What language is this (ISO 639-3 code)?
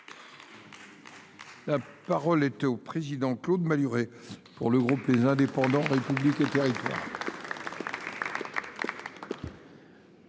fra